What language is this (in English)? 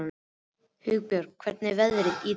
Icelandic